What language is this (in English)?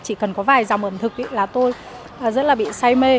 Vietnamese